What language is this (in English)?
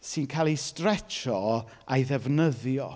Welsh